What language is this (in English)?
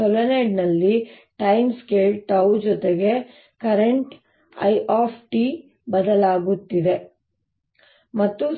Kannada